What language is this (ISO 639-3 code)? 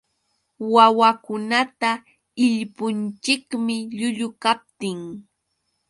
qux